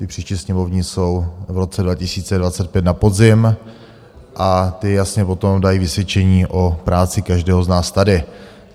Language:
Czech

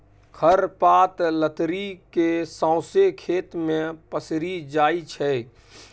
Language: Maithili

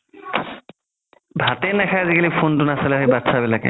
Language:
Assamese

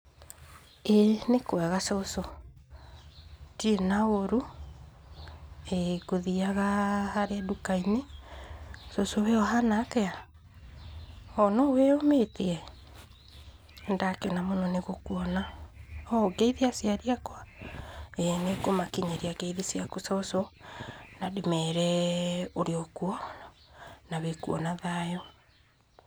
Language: Kikuyu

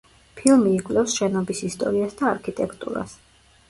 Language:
Georgian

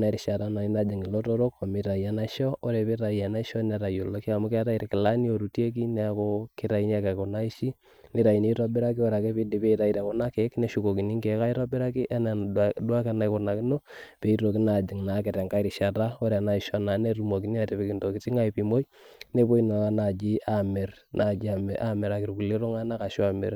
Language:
Masai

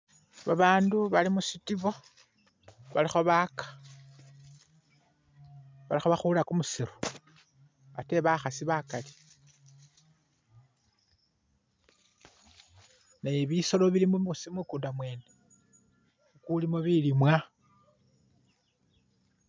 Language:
Masaaba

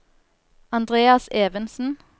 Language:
Norwegian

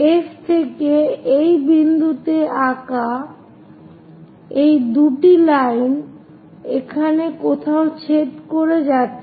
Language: Bangla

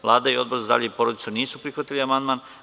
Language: Serbian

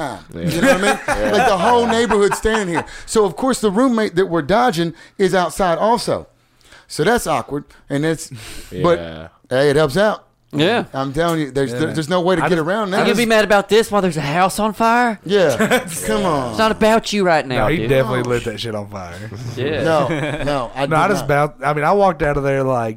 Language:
English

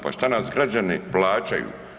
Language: Croatian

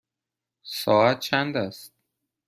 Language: Persian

